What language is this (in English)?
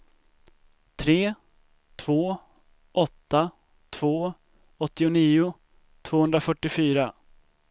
Swedish